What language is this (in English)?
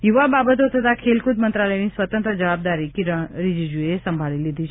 Gujarati